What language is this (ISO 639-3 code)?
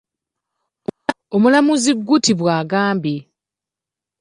lug